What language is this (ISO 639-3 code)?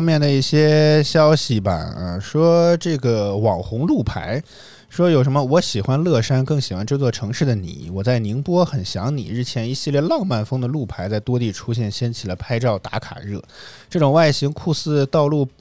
zho